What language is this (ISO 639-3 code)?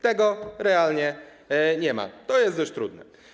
pol